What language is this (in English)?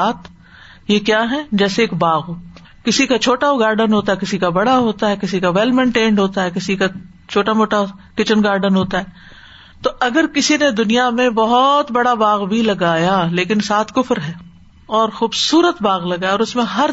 Urdu